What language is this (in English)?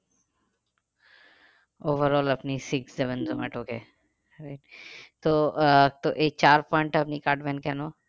Bangla